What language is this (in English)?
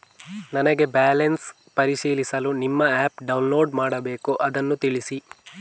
Kannada